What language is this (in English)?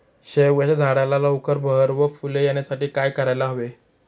Marathi